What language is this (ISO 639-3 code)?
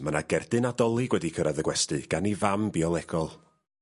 cym